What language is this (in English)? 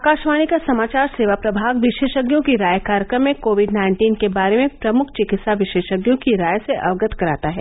Hindi